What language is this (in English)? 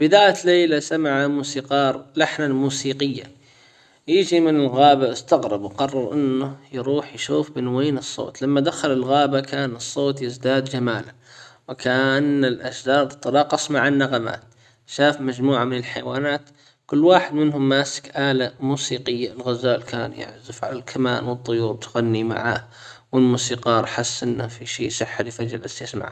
Hijazi Arabic